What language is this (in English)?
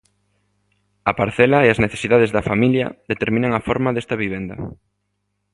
Galician